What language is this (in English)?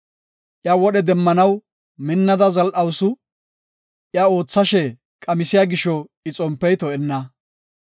Gofa